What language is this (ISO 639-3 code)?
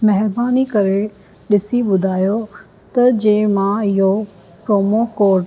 snd